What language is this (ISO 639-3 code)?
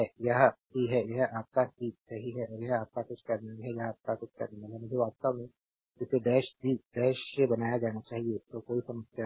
hin